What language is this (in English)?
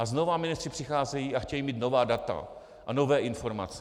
Czech